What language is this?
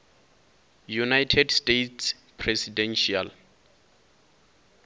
Venda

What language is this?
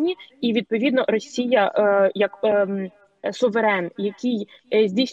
Ukrainian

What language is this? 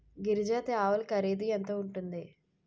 Telugu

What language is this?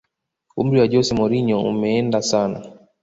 Swahili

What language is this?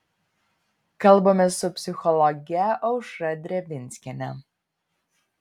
Lithuanian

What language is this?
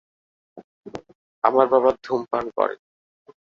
Bangla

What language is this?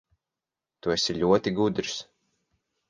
Latvian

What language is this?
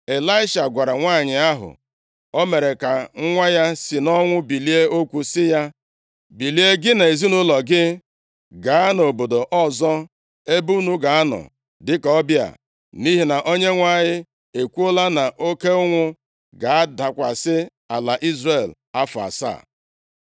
Igbo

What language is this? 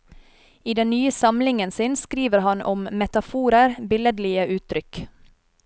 Norwegian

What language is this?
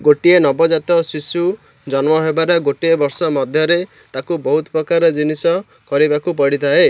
Odia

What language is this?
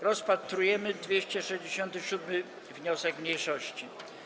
Polish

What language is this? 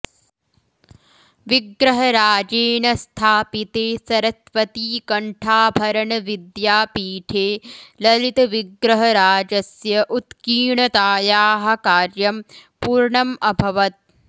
Sanskrit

